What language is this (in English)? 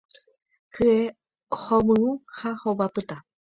Guarani